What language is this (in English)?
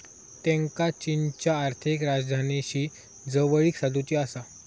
Marathi